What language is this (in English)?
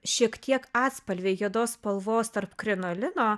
Lithuanian